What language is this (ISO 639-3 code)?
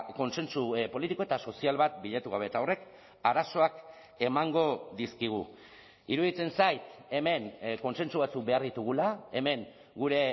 eus